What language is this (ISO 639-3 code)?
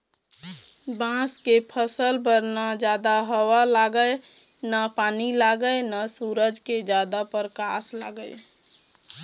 hne